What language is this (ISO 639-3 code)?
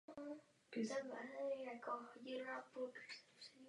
ces